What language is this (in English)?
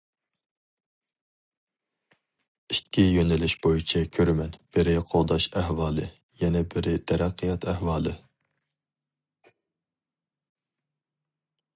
Uyghur